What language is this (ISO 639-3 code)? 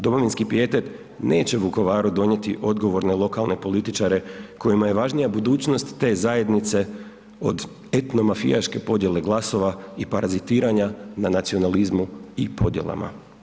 hrv